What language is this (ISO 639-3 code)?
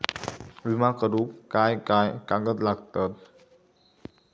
mar